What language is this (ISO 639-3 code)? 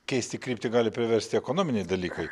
lit